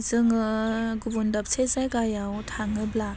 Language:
Bodo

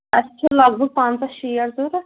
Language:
Kashmiri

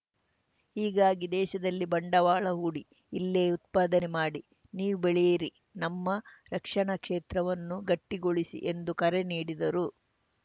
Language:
Kannada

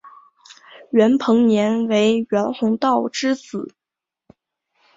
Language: Chinese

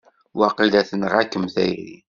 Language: Kabyle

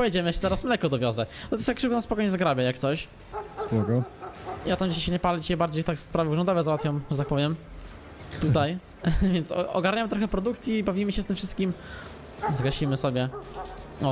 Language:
Polish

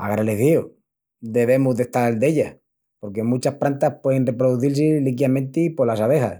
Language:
Extremaduran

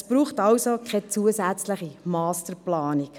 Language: Swiss German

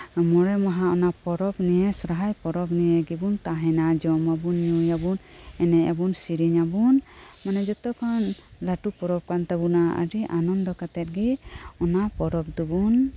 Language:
Santali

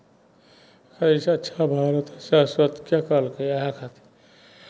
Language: Maithili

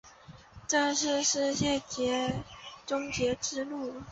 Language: Chinese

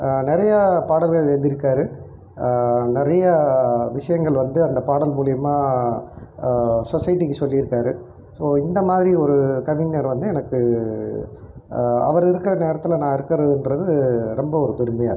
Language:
Tamil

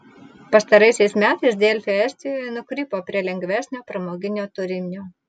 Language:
Lithuanian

